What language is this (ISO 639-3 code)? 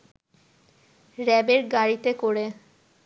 ben